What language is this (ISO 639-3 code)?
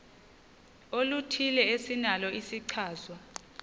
xho